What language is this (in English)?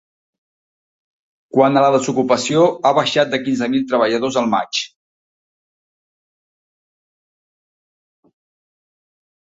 Catalan